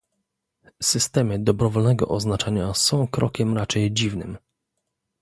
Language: Polish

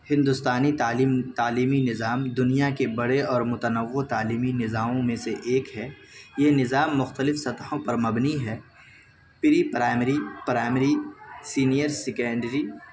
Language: Urdu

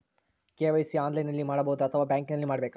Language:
Kannada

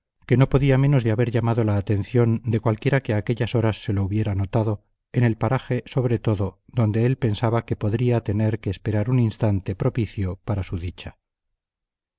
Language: Spanish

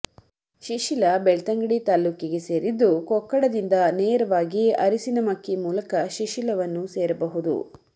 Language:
Kannada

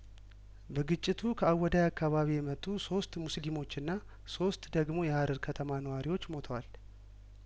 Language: Amharic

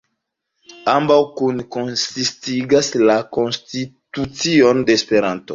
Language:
Esperanto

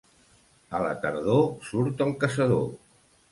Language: Catalan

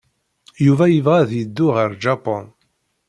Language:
Kabyle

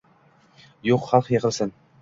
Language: Uzbek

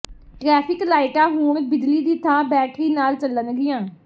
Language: Punjabi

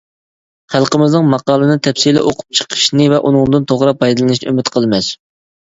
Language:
Uyghur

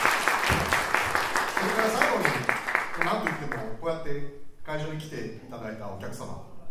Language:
Japanese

